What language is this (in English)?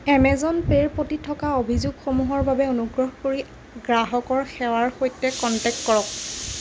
Assamese